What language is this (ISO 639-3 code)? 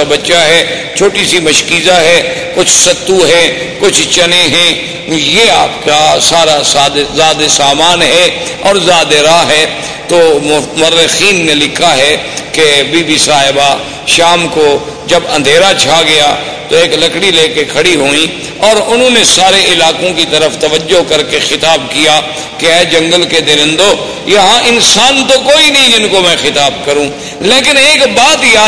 urd